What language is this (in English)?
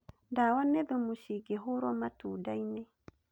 Kikuyu